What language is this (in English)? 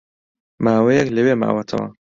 Central Kurdish